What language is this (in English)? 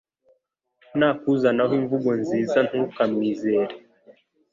Kinyarwanda